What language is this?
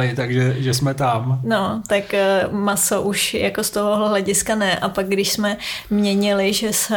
Czech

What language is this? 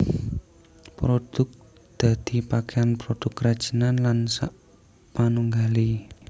Javanese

